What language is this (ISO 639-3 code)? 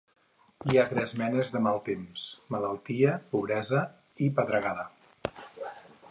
cat